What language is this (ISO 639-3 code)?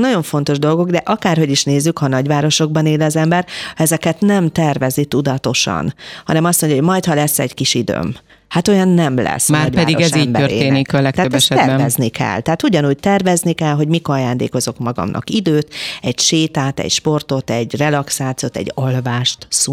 hun